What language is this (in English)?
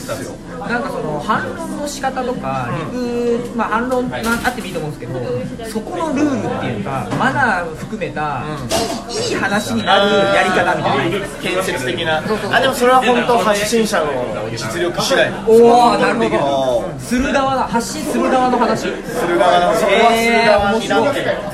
Japanese